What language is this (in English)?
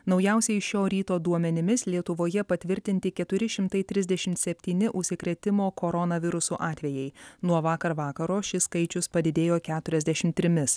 Lithuanian